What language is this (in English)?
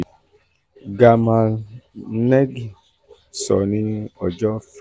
Yoruba